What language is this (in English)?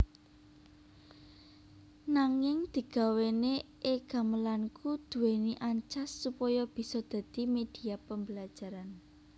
Javanese